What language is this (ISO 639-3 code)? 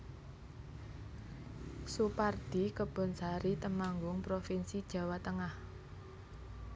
jav